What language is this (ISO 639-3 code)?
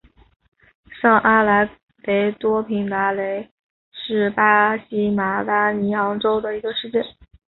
zho